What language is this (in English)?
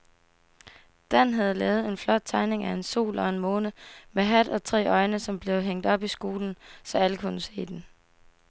Danish